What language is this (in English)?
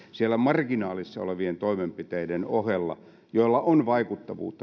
Finnish